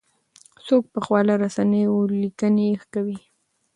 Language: Pashto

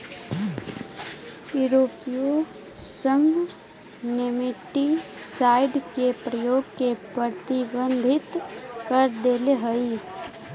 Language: Magahi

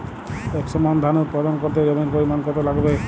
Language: Bangla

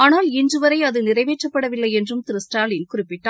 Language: Tamil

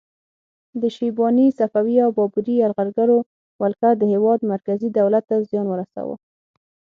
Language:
Pashto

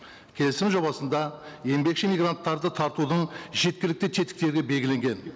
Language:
Kazakh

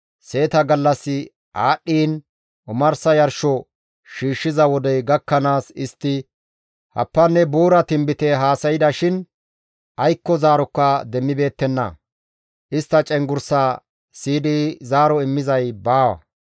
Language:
Gamo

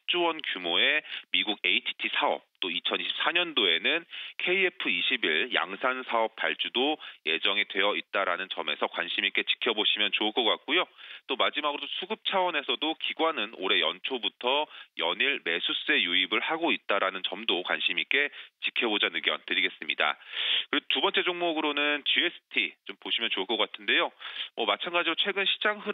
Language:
Korean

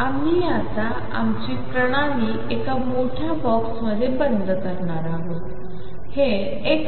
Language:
Marathi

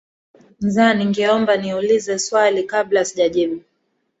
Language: Swahili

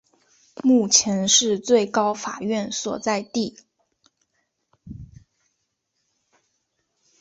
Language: Chinese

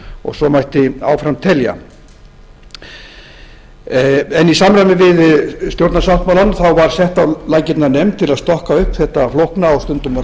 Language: Icelandic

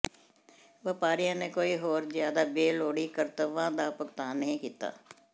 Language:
Punjabi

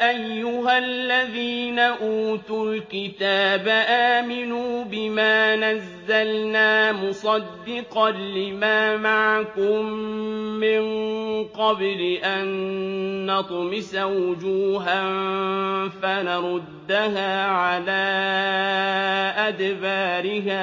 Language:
Arabic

